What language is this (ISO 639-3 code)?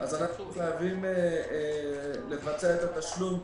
heb